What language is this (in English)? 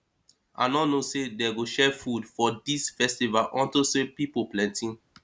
Nigerian Pidgin